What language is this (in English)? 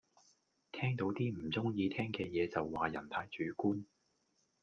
Cantonese